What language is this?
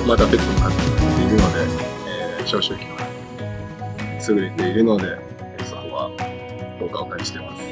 Japanese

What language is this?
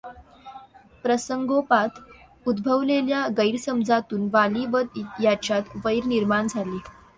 Marathi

